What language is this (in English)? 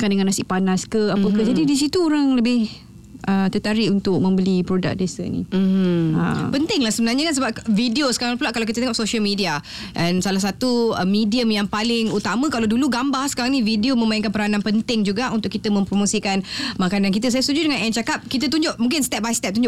Malay